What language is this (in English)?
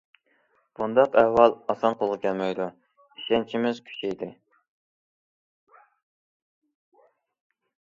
Uyghur